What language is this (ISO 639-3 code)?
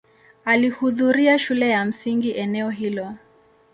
swa